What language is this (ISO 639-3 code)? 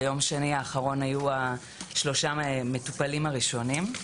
heb